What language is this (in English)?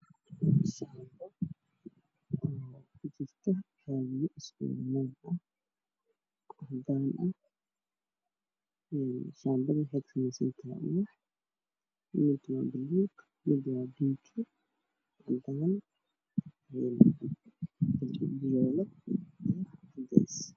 Somali